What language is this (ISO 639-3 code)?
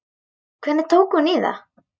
isl